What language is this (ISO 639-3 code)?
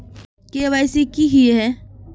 mag